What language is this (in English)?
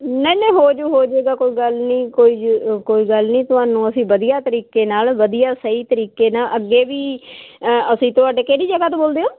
Punjabi